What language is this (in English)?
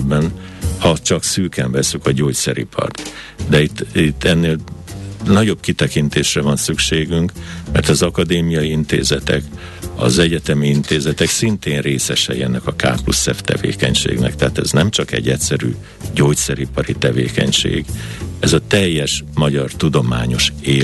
Hungarian